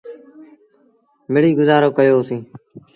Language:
Sindhi Bhil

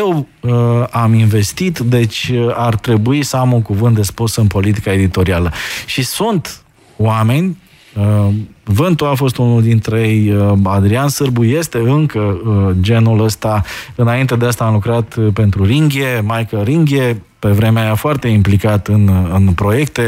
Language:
Romanian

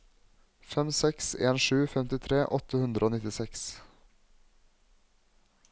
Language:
Norwegian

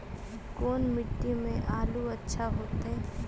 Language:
Magahi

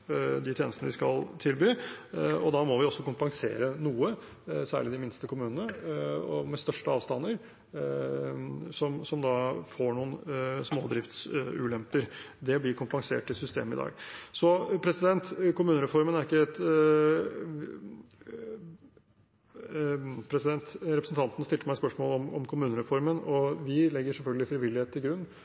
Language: Norwegian Bokmål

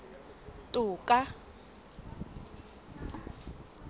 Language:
Southern Sotho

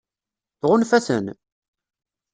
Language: Kabyle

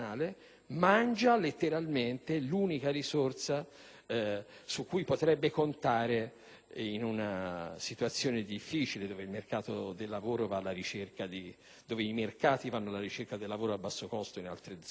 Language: Italian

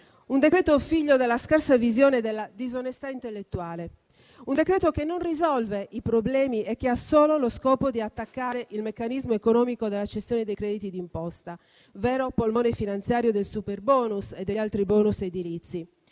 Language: Italian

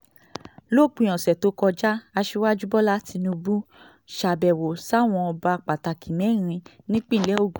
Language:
Yoruba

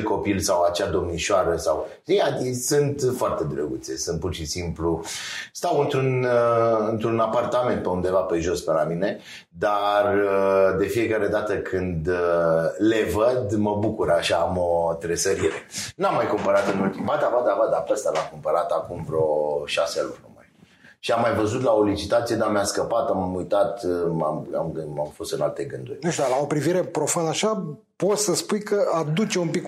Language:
Romanian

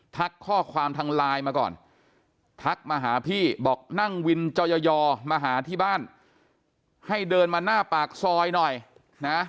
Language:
Thai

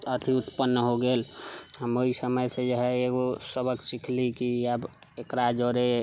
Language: Maithili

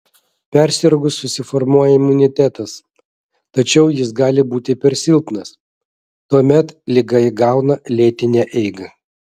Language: Lithuanian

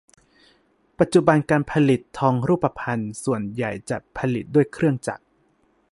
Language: Thai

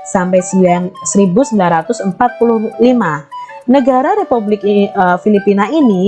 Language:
Indonesian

